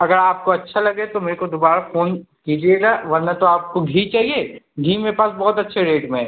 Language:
Hindi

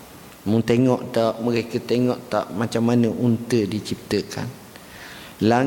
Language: Malay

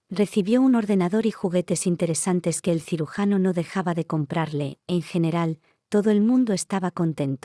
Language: Spanish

